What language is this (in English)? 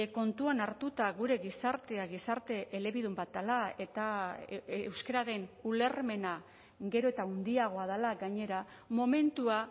Basque